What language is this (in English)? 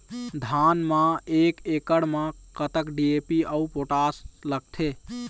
Chhattisgarhi